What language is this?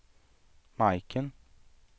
Swedish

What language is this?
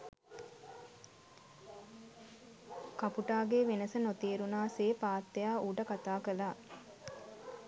Sinhala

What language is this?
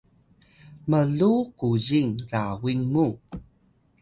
Atayal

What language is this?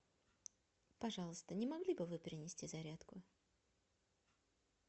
Russian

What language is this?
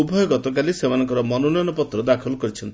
Odia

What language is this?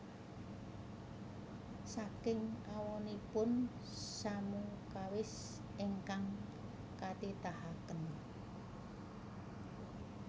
Javanese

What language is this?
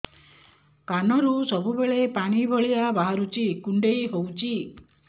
Odia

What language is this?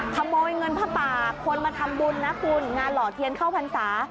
Thai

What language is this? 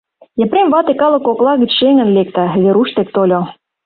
Mari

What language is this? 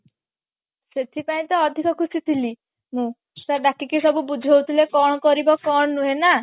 Odia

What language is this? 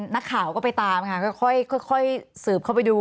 Thai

